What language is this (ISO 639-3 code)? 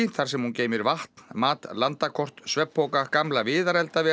isl